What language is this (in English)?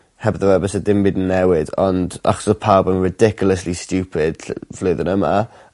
Welsh